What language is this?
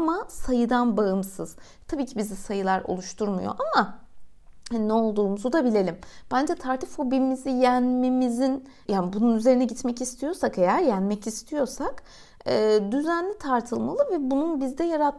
Turkish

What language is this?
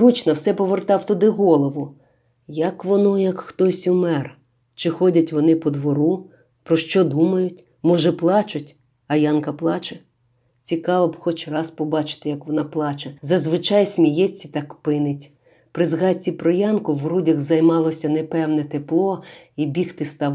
Ukrainian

